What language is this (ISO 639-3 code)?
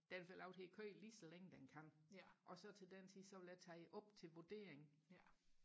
dan